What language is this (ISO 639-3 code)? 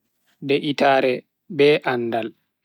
fui